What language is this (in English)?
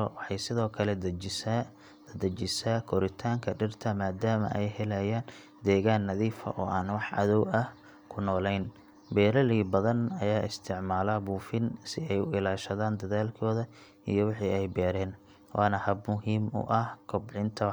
Somali